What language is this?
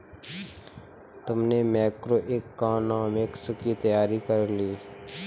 Hindi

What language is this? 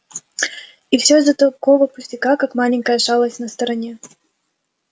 Russian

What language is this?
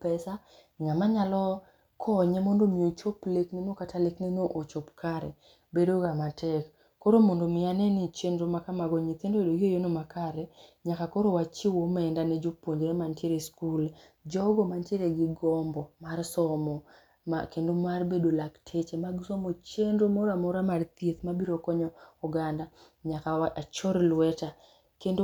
Luo (Kenya and Tanzania)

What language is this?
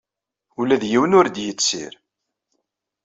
Kabyle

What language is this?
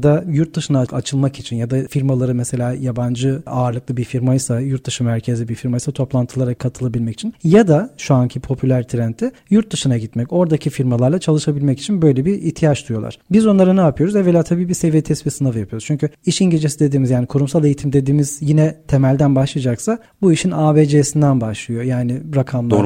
Turkish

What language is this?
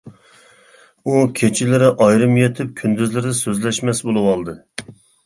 Uyghur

